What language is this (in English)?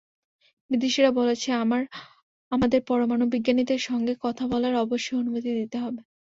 Bangla